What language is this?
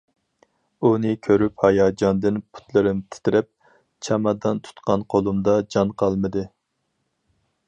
Uyghur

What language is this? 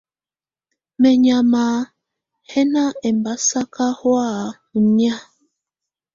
Tunen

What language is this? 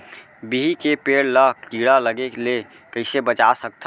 Chhattisgarhi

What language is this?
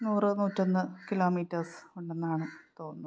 Malayalam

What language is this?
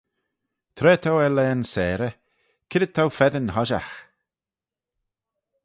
Manx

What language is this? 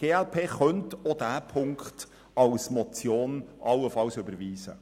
Swiss German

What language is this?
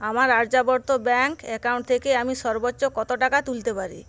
Bangla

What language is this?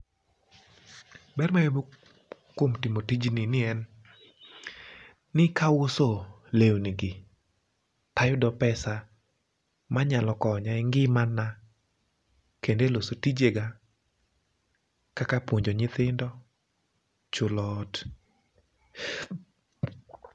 Luo (Kenya and Tanzania)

